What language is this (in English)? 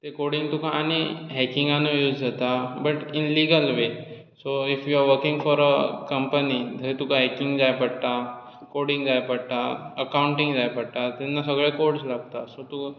Konkani